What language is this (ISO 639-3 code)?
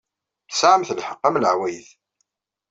kab